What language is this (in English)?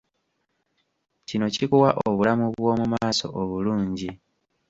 Ganda